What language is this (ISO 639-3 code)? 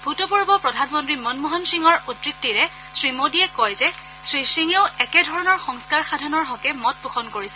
asm